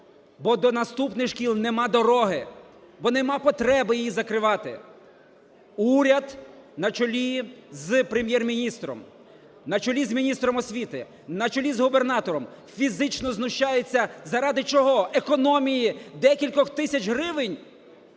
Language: Ukrainian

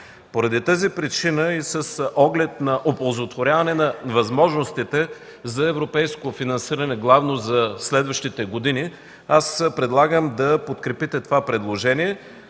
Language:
Bulgarian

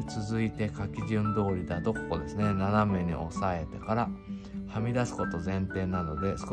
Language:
Japanese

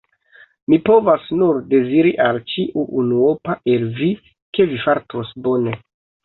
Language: Esperanto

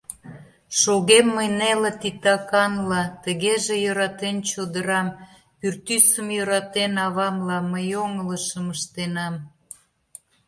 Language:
Mari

